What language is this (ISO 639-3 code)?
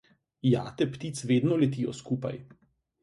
slv